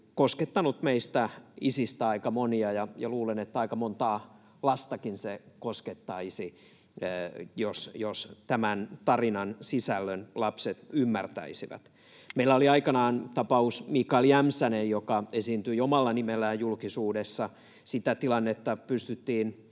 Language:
Finnish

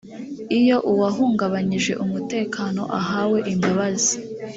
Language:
Kinyarwanda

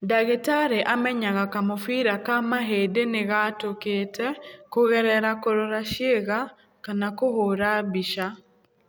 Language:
Kikuyu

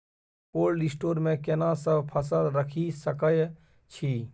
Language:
Maithili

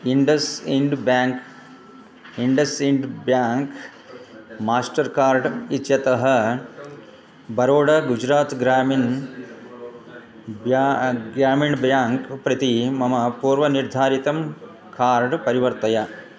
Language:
Sanskrit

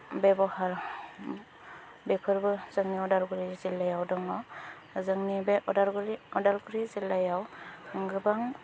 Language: Bodo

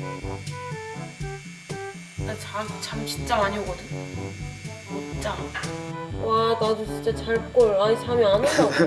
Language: Korean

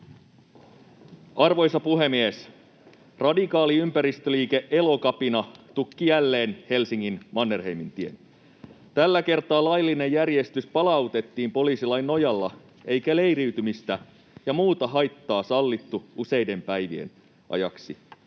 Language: Finnish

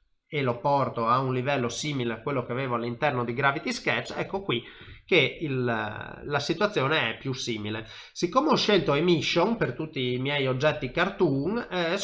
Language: Italian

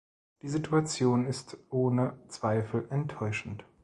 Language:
German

